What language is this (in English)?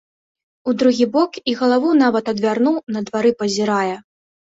Belarusian